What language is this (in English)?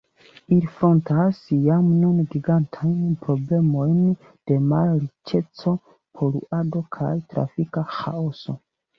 Esperanto